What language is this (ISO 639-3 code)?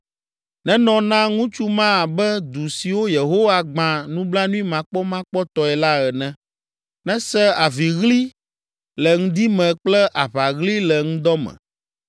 ewe